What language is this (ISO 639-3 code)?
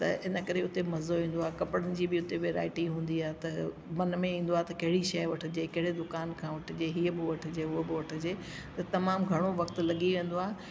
snd